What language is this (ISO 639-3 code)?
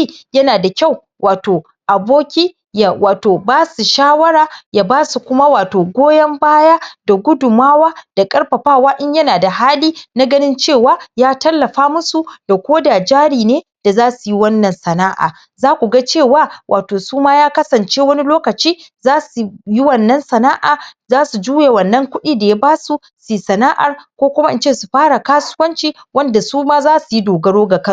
hau